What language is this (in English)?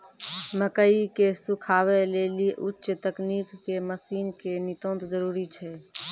Maithili